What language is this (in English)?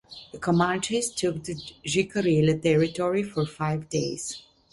English